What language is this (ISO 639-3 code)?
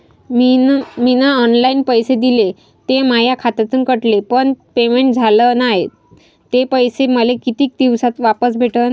mar